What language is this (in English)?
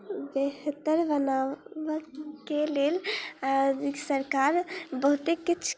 Maithili